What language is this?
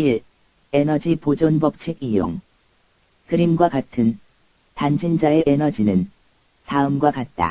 Korean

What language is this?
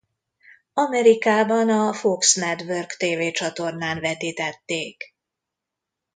Hungarian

